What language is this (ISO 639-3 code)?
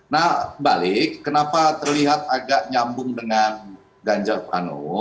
ind